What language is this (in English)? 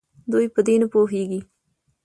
Pashto